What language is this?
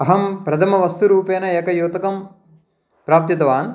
Sanskrit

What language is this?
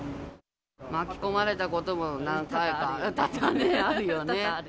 Japanese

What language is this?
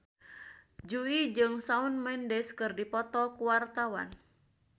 Sundanese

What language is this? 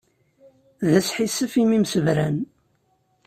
Kabyle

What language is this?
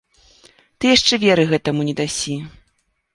Belarusian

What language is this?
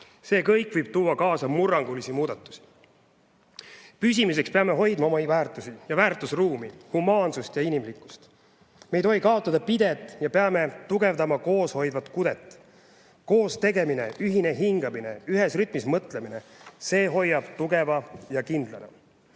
Estonian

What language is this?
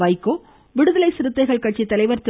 Tamil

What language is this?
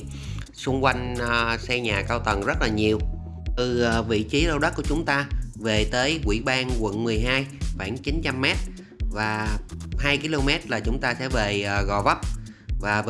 Vietnamese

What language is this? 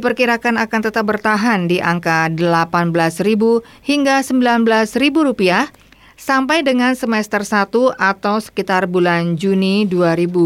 Indonesian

